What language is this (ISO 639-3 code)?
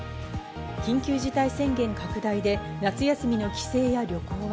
jpn